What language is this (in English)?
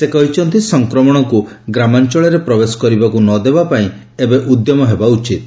Odia